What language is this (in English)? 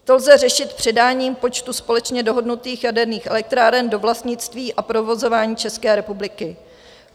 Czech